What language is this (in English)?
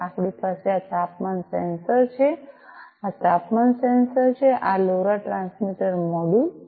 Gujarati